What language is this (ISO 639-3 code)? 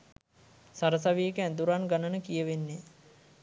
sin